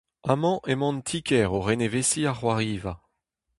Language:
Breton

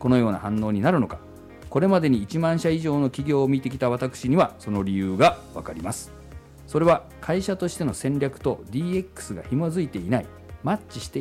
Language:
Japanese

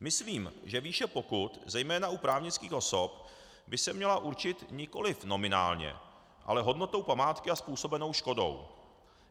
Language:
Czech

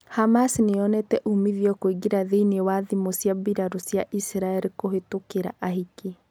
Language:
Kikuyu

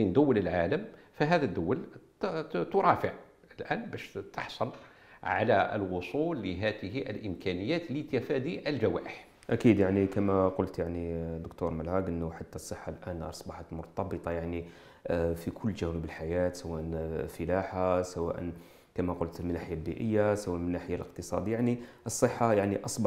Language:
Arabic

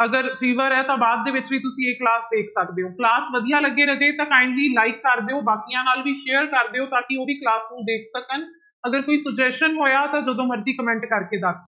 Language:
Punjabi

